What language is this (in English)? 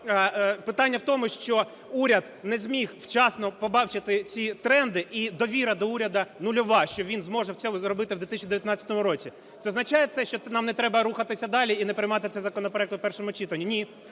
Ukrainian